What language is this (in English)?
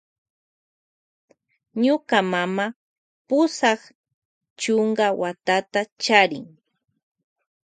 Loja Highland Quichua